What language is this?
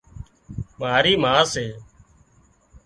Wadiyara Koli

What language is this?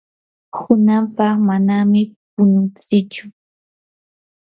Yanahuanca Pasco Quechua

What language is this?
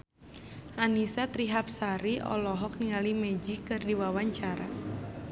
Sundanese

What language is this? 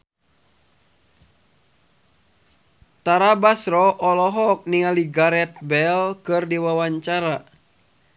Sundanese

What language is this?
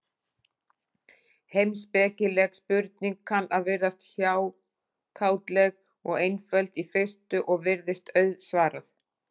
Icelandic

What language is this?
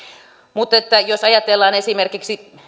Finnish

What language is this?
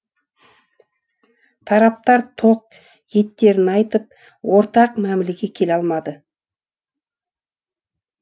Kazakh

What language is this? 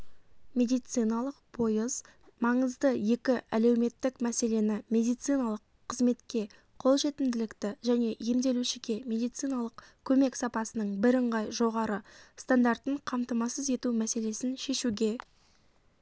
Kazakh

